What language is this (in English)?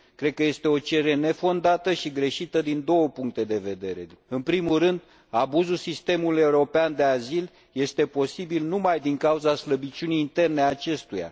Romanian